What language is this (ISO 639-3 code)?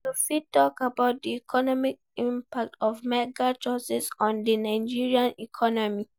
pcm